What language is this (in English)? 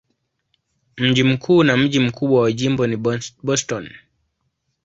Swahili